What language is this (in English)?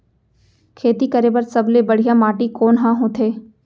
Chhattisgarhi